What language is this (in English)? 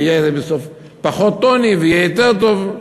Hebrew